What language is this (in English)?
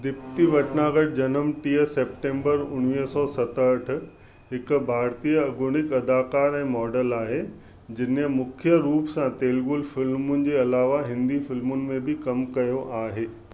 Sindhi